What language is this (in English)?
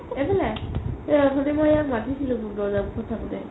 Assamese